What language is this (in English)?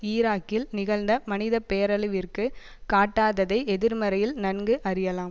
Tamil